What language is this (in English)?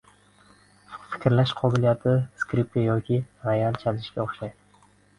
Uzbek